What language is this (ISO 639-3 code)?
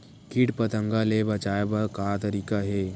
hne